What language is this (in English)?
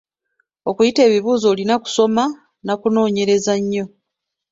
Ganda